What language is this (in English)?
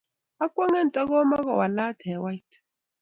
Kalenjin